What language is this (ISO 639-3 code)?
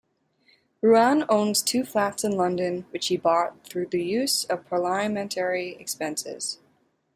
eng